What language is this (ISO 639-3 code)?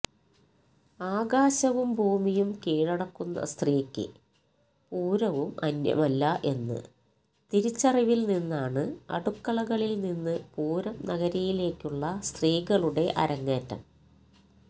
mal